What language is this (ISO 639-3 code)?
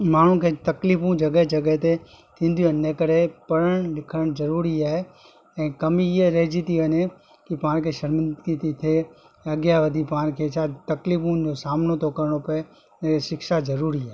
snd